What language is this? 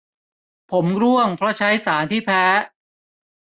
Thai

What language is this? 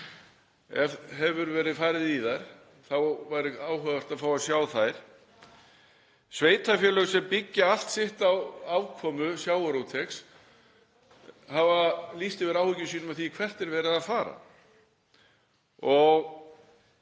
Icelandic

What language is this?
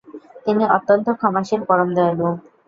Bangla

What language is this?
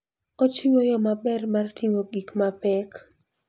Luo (Kenya and Tanzania)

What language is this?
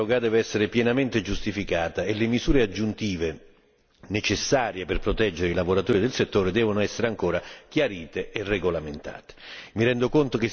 Italian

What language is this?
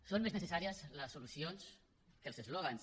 Catalan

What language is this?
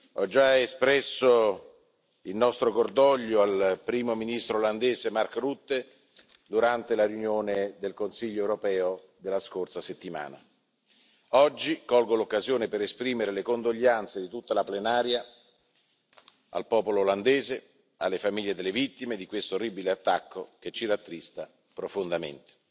Italian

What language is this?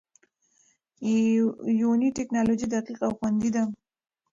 Pashto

